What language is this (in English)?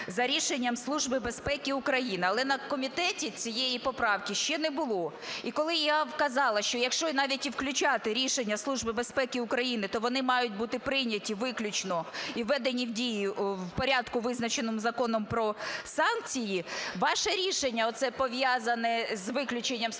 Ukrainian